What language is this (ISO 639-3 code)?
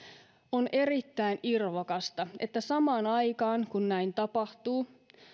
fin